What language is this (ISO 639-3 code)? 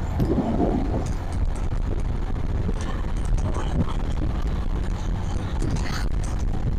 por